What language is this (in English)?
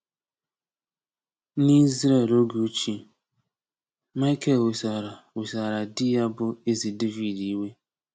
Igbo